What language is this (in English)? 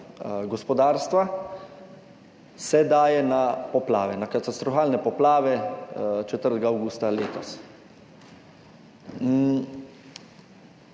Slovenian